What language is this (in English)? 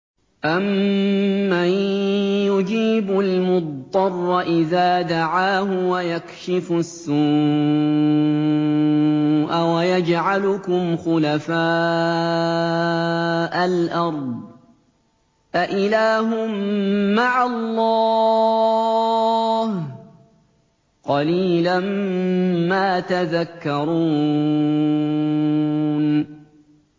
Arabic